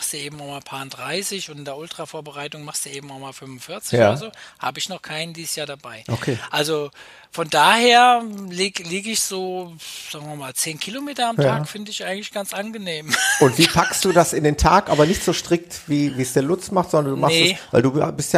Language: German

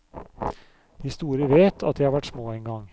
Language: Norwegian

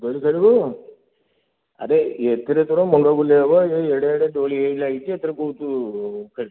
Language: Odia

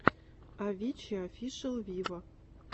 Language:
Russian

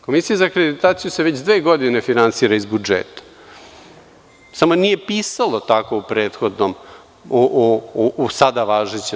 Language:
Serbian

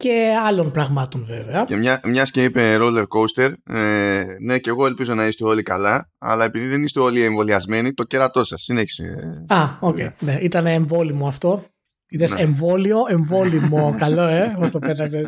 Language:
Greek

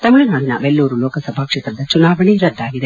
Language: Kannada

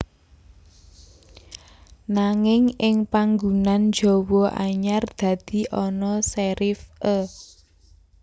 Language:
Javanese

